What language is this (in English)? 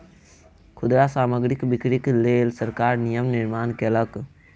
Maithili